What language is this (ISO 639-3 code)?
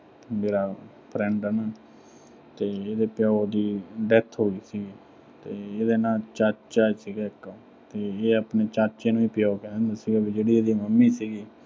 pan